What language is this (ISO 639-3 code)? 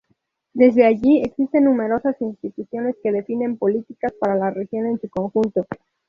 spa